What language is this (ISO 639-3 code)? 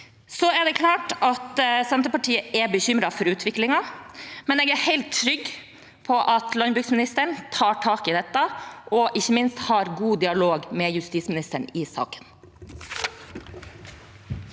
nor